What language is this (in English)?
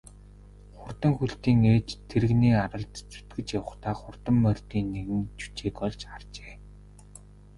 Mongolian